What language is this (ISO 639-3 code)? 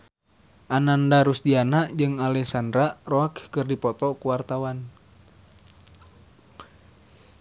sun